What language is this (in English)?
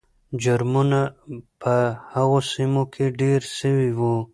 Pashto